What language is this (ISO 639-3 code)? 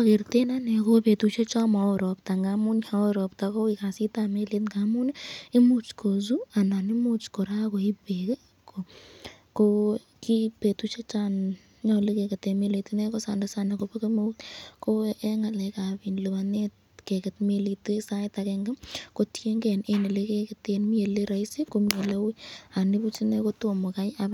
kln